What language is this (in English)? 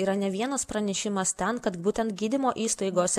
Lithuanian